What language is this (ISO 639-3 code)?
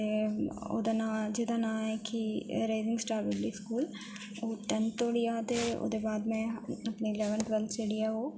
doi